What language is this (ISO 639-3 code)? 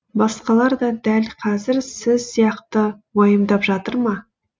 kaz